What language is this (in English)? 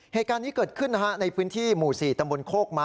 Thai